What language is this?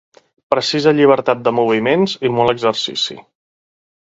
Catalan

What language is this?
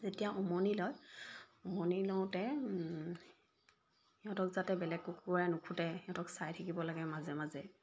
Assamese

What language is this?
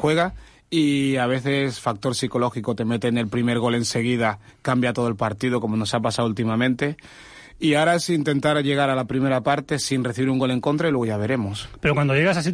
Spanish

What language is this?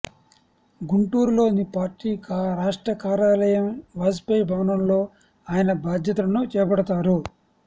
Telugu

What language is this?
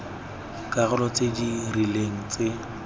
Tswana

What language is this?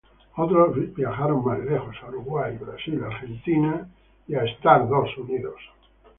Spanish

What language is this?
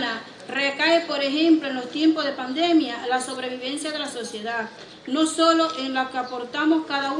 Spanish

